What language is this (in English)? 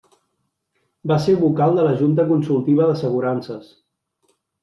Catalan